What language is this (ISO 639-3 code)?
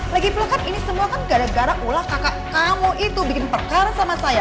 ind